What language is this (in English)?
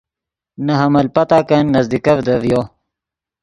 Yidgha